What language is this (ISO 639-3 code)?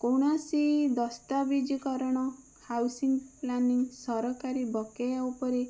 ori